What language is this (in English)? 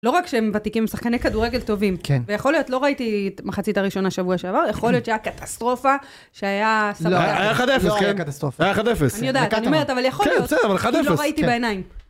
Hebrew